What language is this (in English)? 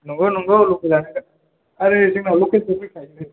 Bodo